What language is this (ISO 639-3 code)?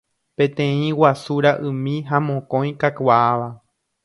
grn